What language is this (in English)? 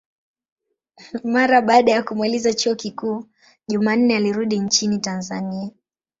Swahili